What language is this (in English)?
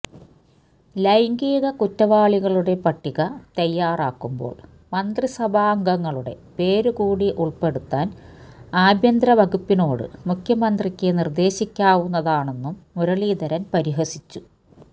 Malayalam